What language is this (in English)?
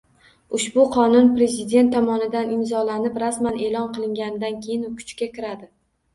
Uzbek